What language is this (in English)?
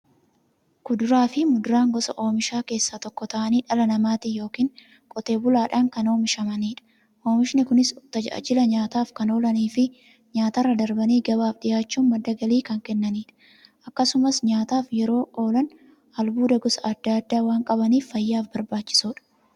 Oromo